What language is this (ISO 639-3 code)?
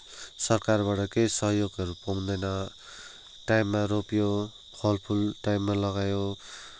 nep